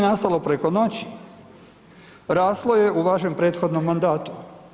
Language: Croatian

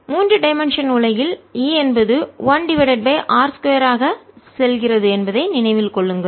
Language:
Tamil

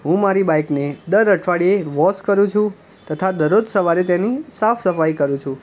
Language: Gujarati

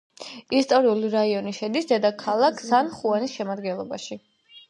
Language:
Georgian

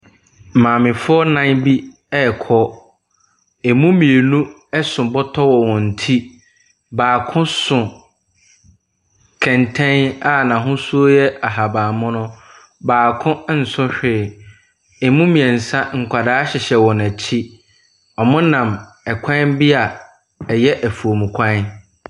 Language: Akan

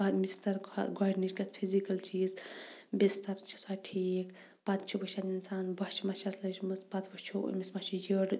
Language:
Kashmiri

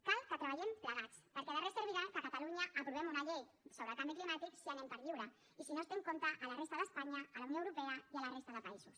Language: Catalan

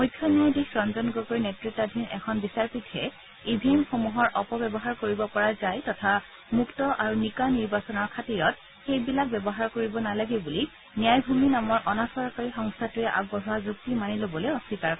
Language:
Assamese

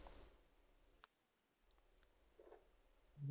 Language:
Punjabi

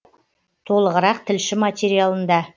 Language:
Kazakh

